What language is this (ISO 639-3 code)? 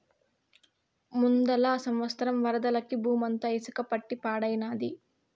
tel